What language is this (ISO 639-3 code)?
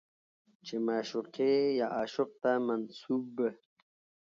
pus